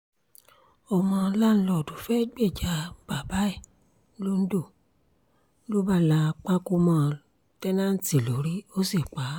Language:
Yoruba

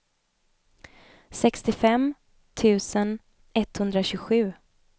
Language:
Swedish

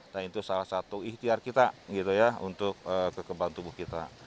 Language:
Indonesian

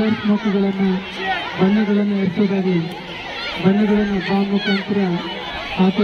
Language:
Arabic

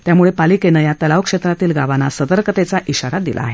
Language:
Marathi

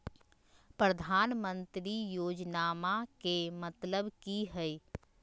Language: Magahi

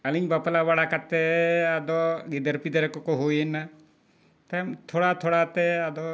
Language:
Santali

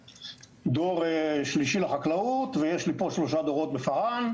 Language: Hebrew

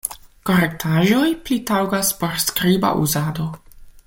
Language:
Esperanto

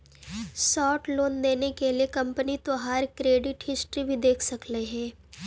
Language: Magahi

